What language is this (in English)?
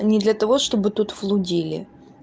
Russian